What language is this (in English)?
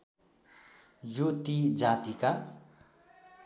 Nepali